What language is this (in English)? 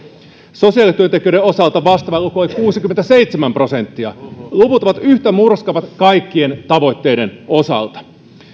Finnish